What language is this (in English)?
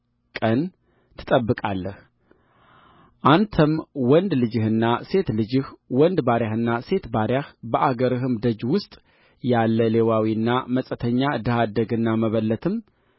Amharic